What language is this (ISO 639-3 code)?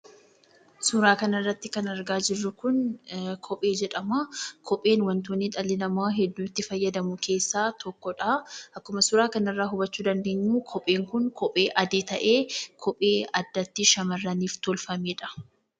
orm